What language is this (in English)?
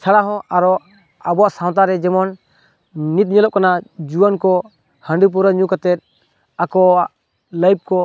Santali